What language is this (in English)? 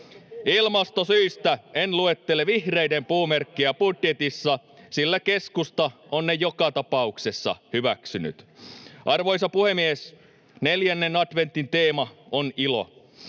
Finnish